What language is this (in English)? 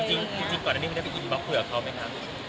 Thai